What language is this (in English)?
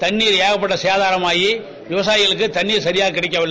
Tamil